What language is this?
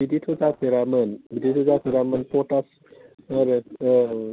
Bodo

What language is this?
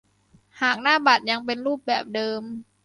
Thai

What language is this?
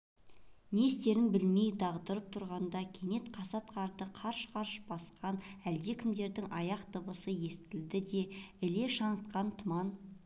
Kazakh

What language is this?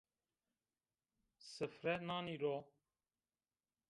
Zaza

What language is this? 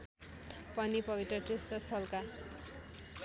Nepali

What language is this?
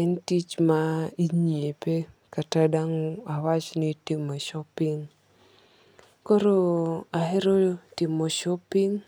Luo (Kenya and Tanzania)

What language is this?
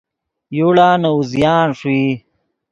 Yidgha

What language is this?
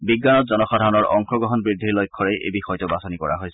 Assamese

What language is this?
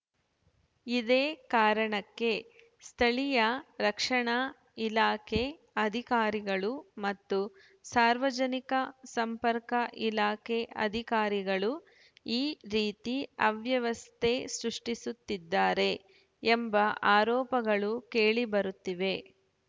Kannada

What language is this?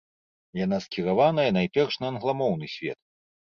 Belarusian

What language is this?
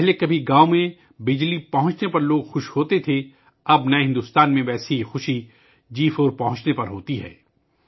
Urdu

